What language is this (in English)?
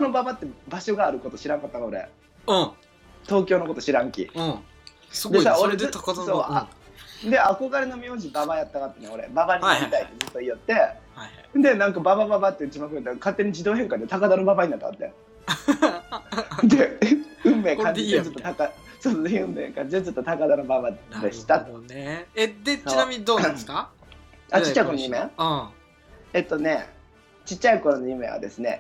Japanese